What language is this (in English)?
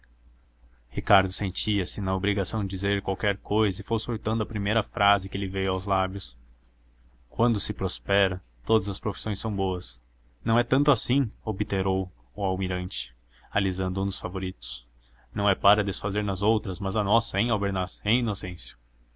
Portuguese